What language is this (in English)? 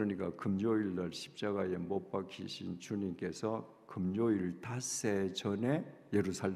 Korean